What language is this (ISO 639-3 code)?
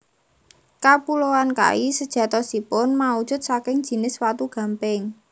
jav